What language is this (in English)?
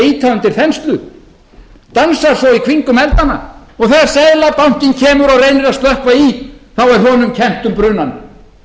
Icelandic